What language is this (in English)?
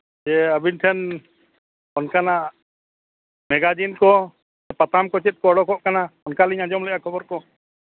Santali